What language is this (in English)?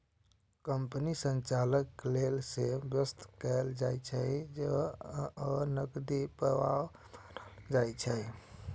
Maithili